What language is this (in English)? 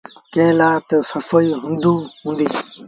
Sindhi Bhil